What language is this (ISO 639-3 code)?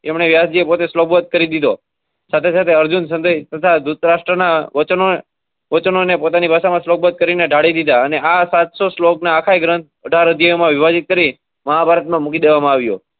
guj